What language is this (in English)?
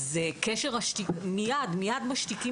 Hebrew